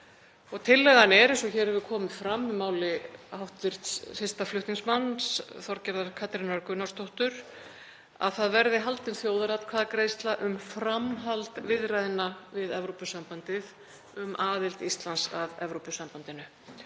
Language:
Icelandic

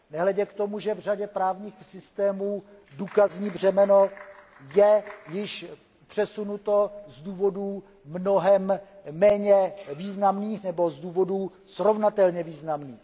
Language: Czech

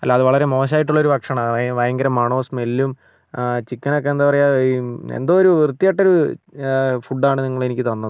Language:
Malayalam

